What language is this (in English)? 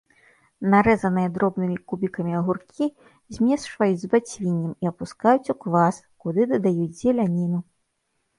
Belarusian